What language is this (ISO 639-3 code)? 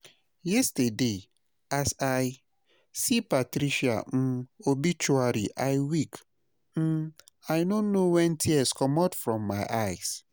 pcm